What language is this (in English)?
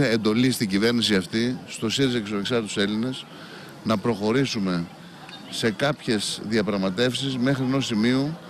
Greek